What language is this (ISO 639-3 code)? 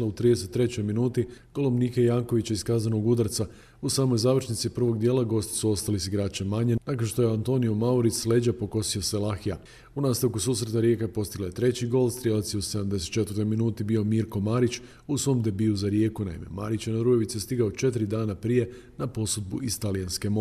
hrv